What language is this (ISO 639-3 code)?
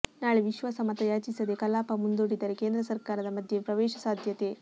kan